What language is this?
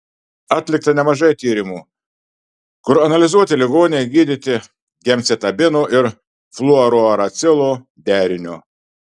Lithuanian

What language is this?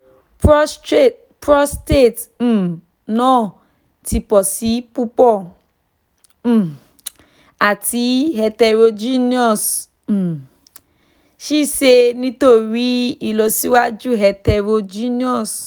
Yoruba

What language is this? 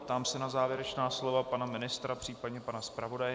Czech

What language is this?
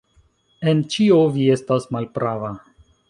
Esperanto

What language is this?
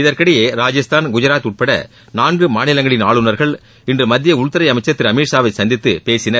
Tamil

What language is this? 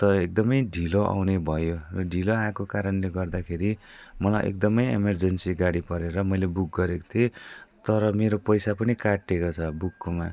Nepali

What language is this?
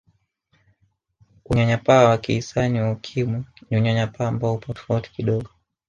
Swahili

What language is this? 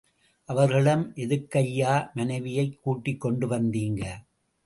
Tamil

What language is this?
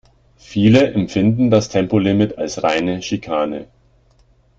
German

